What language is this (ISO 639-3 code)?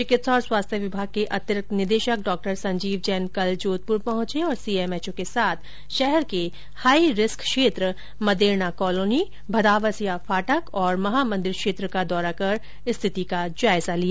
hin